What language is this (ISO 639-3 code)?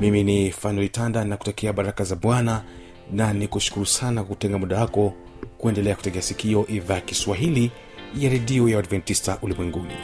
swa